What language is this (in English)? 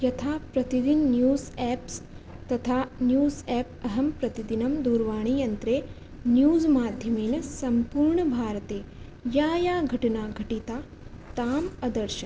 Sanskrit